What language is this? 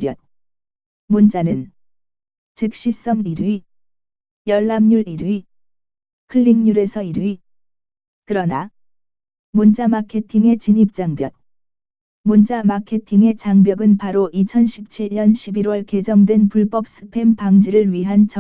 Korean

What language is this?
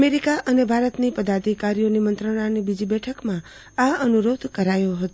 Gujarati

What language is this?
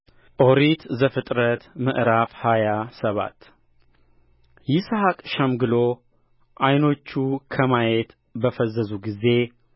Amharic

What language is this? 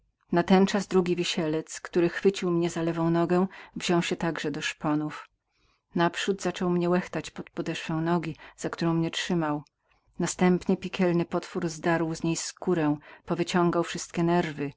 Polish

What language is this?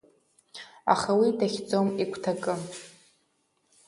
Abkhazian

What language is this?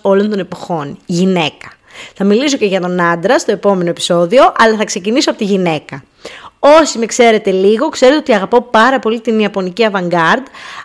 Greek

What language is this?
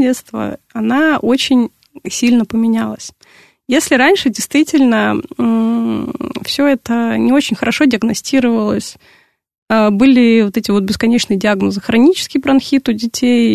Russian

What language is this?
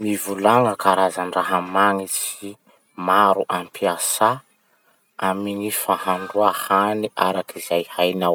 Masikoro Malagasy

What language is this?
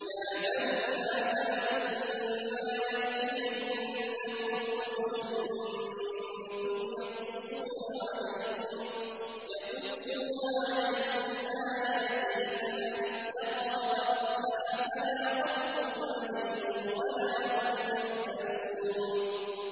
Arabic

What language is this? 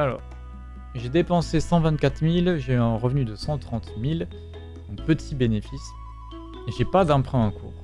French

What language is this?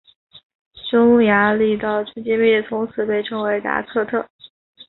Chinese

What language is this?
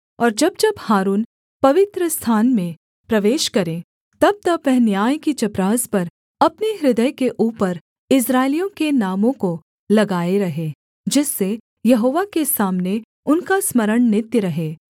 Hindi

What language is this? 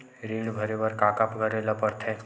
Chhattisgarhi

